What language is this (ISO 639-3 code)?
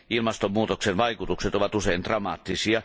fin